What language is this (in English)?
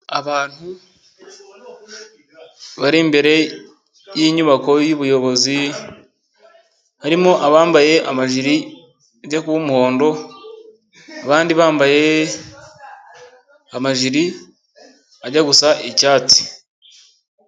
Kinyarwanda